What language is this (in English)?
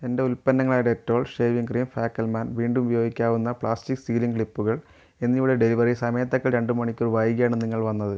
Malayalam